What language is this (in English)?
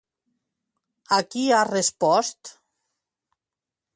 Catalan